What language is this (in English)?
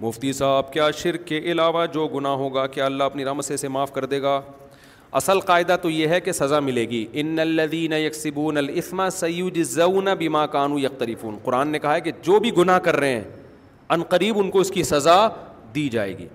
Urdu